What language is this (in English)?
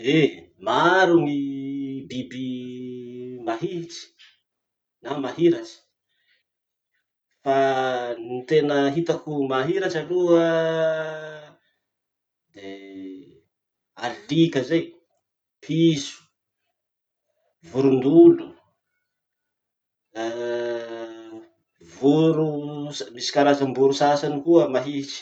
Masikoro Malagasy